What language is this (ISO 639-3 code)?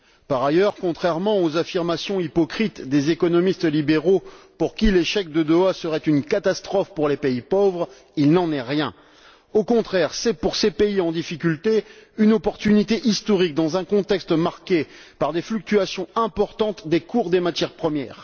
fra